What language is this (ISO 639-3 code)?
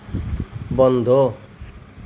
asm